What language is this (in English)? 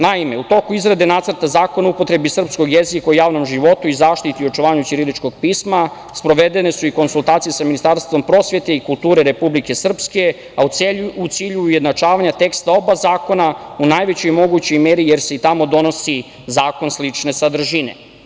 Serbian